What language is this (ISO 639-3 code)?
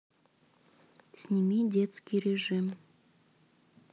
rus